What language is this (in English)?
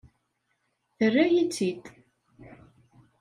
Kabyle